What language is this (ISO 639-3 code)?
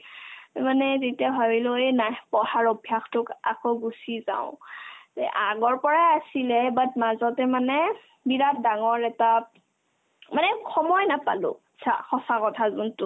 asm